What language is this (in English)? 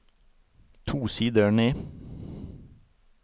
Norwegian